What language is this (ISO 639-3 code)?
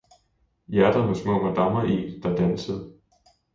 dan